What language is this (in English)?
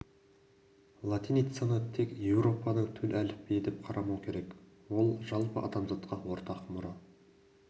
Kazakh